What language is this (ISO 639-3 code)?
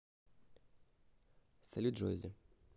rus